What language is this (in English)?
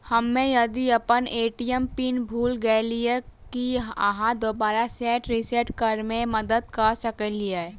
Maithili